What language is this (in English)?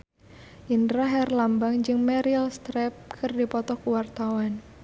Sundanese